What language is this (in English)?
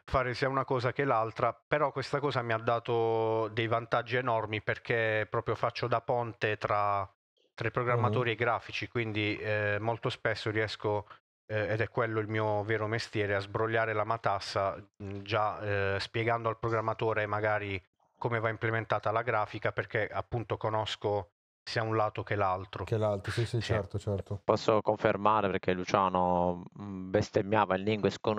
Italian